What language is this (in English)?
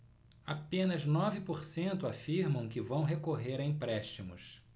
Portuguese